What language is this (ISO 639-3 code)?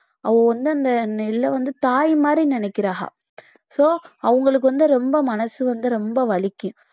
tam